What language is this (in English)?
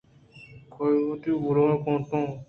Eastern Balochi